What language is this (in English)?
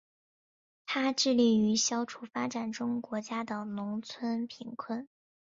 Chinese